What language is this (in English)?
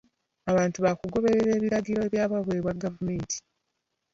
Ganda